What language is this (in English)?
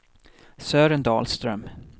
Swedish